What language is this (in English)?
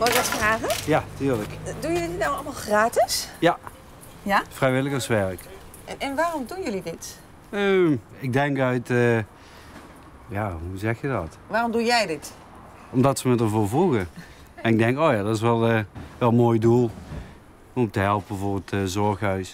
Dutch